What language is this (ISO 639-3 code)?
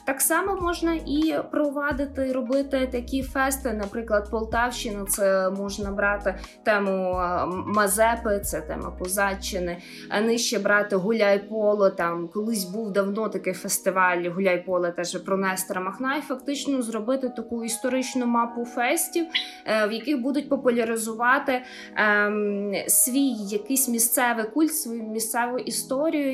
ukr